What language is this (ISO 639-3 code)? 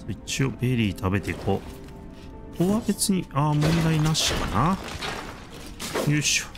jpn